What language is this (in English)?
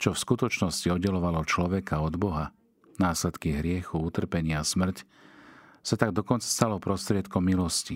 Slovak